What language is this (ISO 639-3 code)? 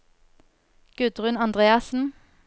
nor